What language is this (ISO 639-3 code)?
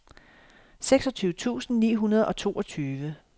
dan